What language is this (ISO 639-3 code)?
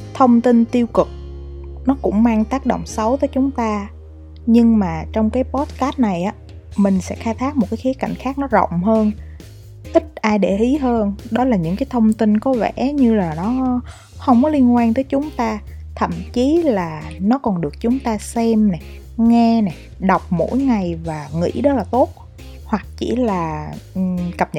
vie